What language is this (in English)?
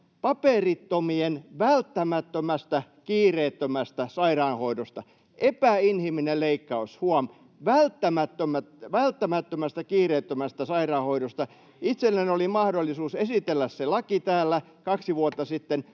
Finnish